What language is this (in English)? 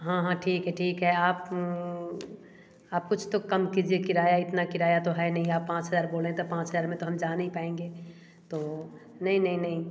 Hindi